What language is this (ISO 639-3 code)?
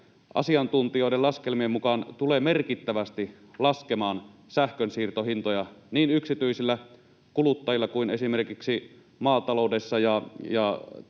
fin